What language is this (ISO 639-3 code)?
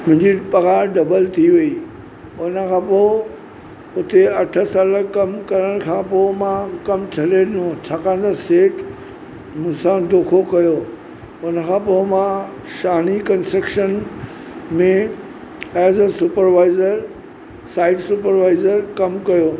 snd